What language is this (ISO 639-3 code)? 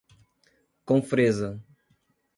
por